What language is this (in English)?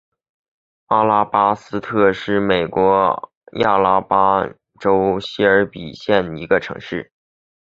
Chinese